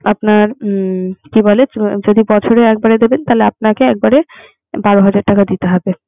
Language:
Bangla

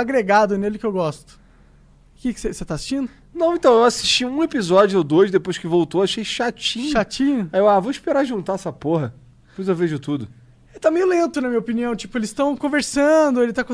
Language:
Portuguese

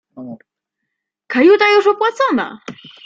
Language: Polish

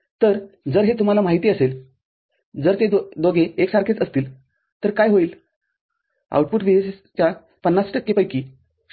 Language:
Marathi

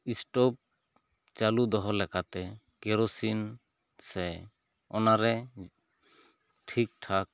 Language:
Santali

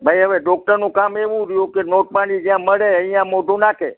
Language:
Gujarati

